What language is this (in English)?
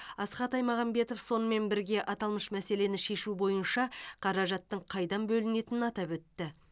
Kazakh